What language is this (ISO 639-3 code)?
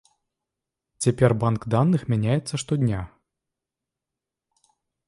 bel